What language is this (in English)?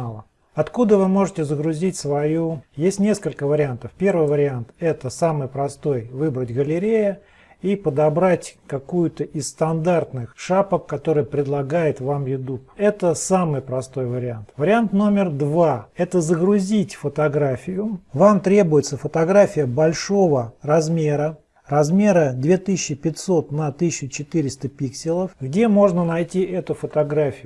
Russian